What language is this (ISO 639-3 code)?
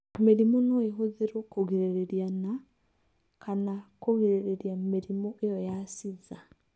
kik